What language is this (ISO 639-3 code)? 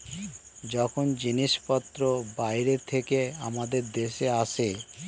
ben